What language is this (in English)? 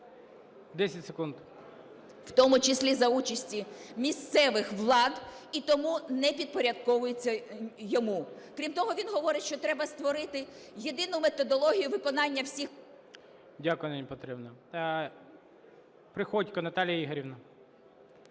Ukrainian